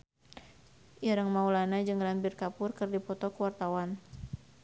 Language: Sundanese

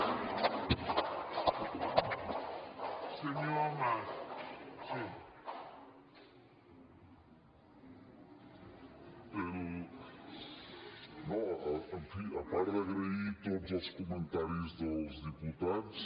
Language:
Catalan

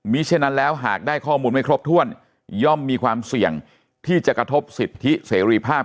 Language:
Thai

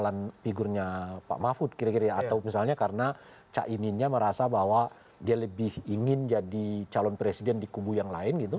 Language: Indonesian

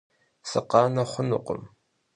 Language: Kabardian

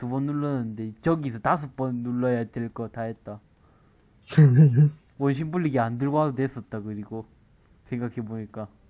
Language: Korean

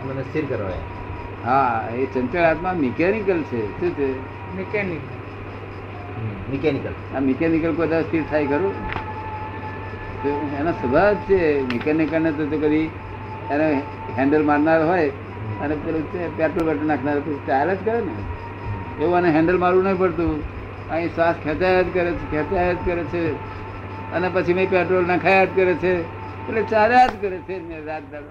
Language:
Gujarati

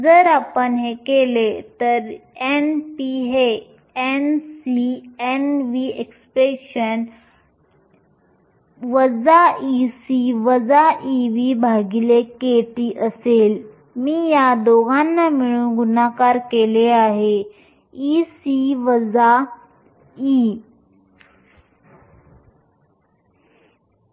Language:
Marathi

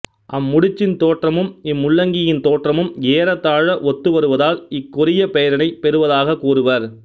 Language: Tamil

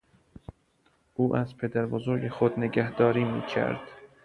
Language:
Persian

